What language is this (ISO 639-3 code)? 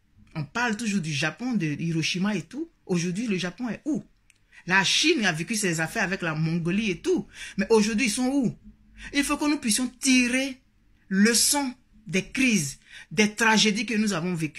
fra